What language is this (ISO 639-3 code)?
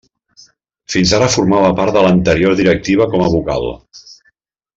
cat